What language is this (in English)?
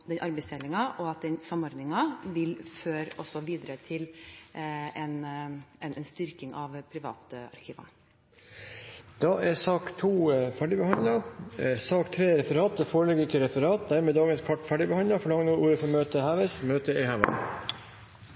Norwegian Nynorsk